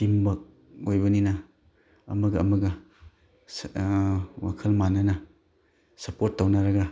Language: Manipuri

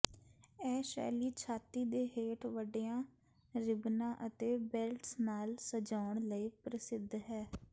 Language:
Punjabi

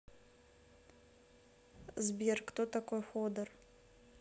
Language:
Russian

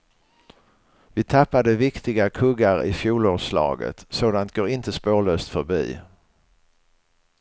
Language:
Swedish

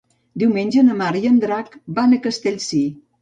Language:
Catalan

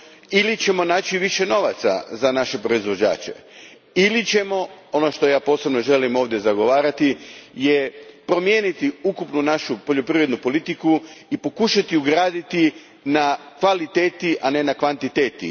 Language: Croatian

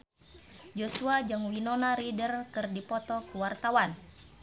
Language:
Sundanese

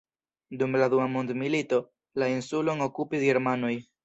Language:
Esperanto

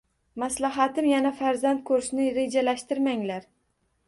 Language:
Uzbek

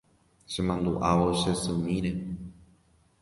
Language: Guarani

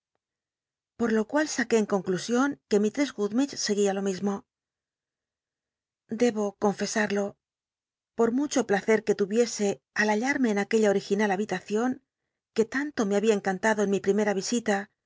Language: Spanish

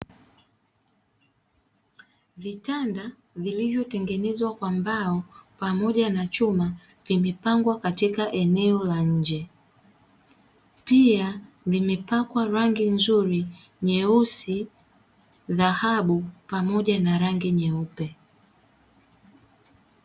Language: Swahili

